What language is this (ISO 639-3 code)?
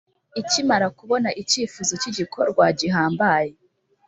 kin